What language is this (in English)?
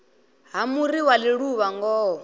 Venda